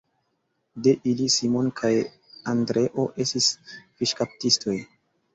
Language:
Esperanto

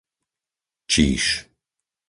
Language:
Slovak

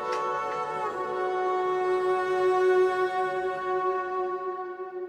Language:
Turkish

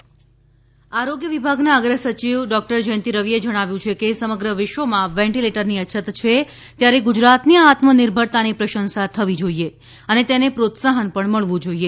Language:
Gujarati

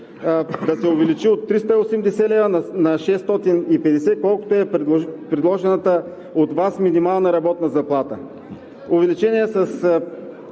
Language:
Bulgarian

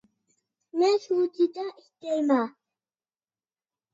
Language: Uyghur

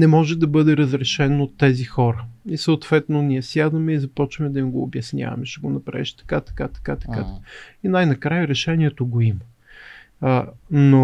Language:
Bulgarian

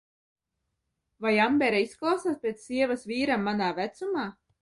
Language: Latvian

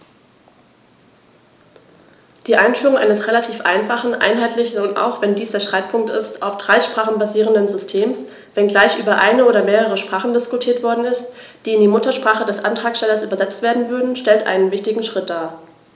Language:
German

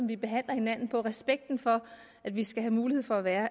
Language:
Danish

